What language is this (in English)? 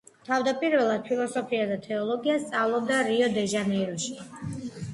Georgian